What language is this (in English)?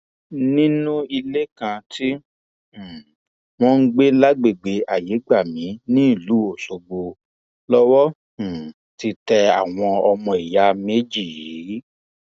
Yoruba